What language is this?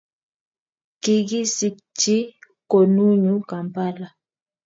Kalenjin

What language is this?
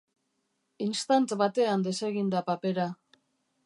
Basque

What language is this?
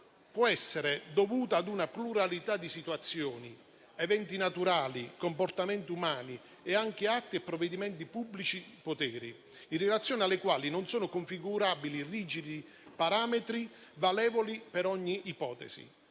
Italian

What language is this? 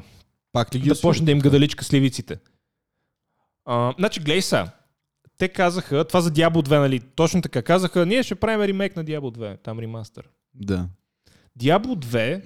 Bulgarian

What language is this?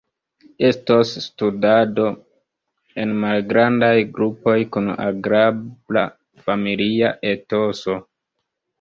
Esperanto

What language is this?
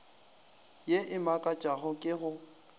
Northern Sotho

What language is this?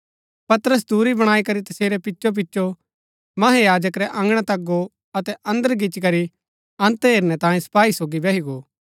Gaddi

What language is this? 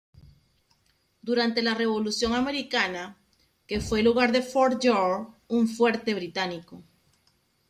Spanish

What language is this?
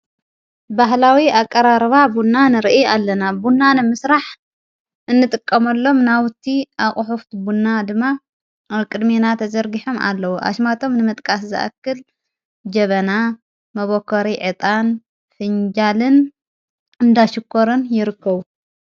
Tigrinya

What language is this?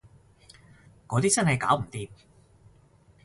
Cantonese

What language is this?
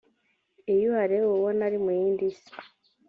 Kinyarwanda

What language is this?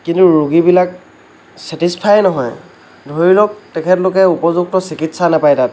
Assamese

